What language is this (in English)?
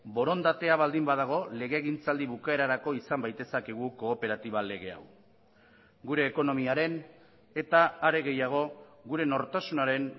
Basque